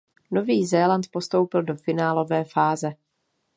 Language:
Czech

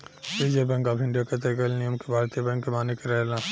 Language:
Bhojpuri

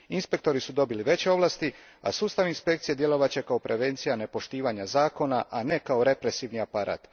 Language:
Croatian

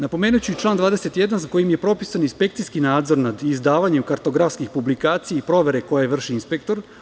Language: Serbian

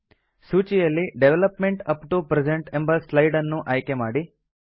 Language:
Kannada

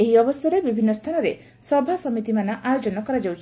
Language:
Odia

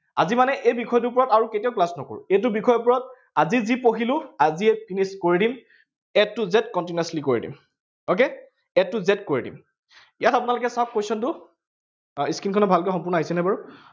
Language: Assamese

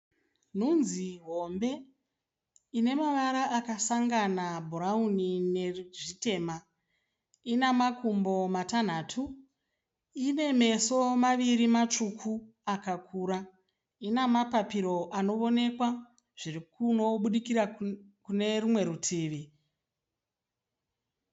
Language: Shona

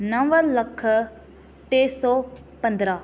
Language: Sindhi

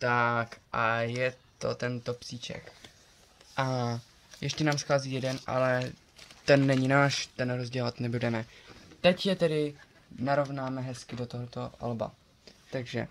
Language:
Czech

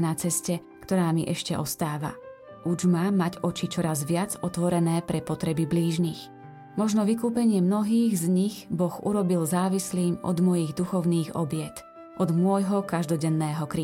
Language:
Slovak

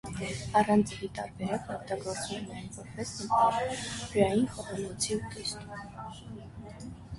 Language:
Armenian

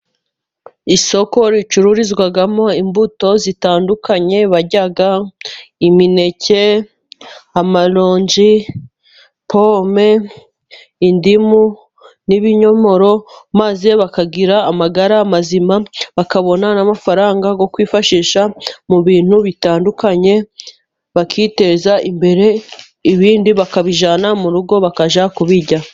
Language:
Kinyarwanda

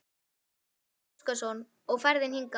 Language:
Icelandic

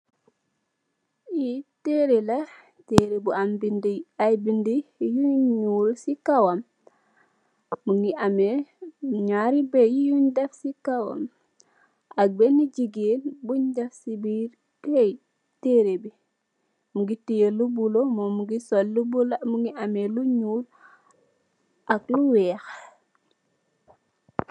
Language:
Wolof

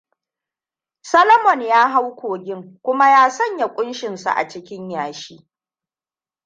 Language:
Hausa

